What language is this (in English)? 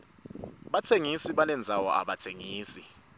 Swati